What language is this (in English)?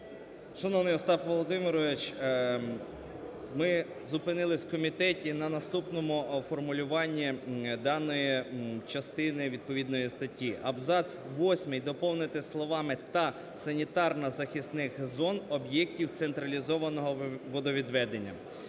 Ukrainian